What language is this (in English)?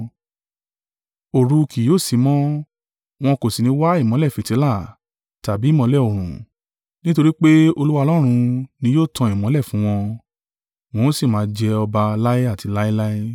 Yoruba